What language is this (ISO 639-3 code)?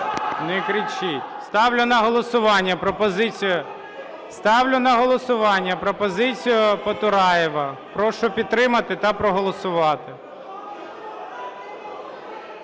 ukr